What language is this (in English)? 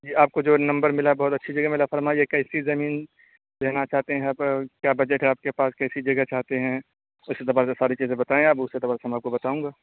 Urdu